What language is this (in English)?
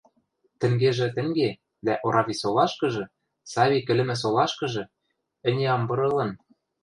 Western Mari